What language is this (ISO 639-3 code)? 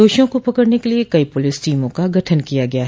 hin